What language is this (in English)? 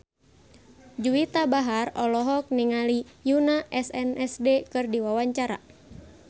Sundanese